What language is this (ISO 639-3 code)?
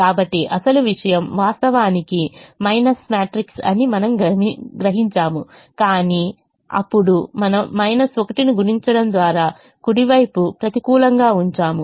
tel